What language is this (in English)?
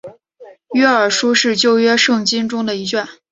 Chinese